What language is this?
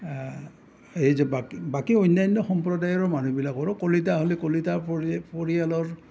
Assamese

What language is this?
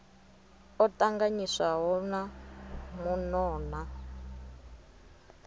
Venda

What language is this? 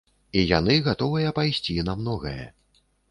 Belarusian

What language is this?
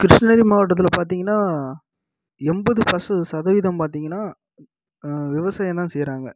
Tamil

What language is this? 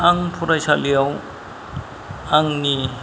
Bodo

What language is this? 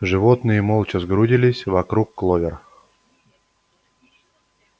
Russian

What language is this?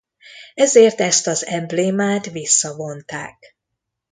Hungarian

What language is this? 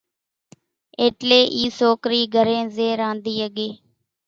Kachi Koli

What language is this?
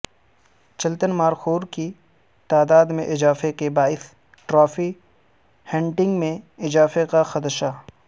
Urdu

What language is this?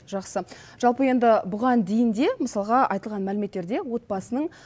Kazakh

